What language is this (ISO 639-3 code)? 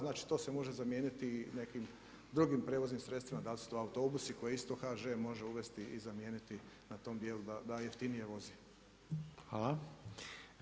hrv